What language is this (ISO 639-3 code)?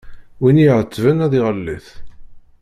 kab